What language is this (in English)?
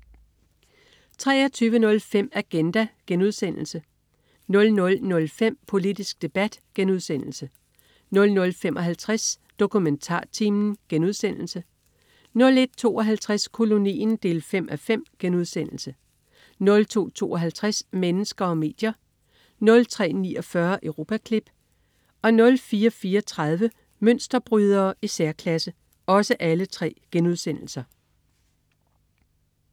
Danish